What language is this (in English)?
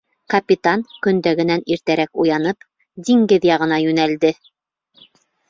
Bashkir